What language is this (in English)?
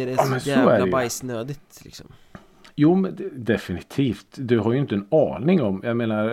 Swedish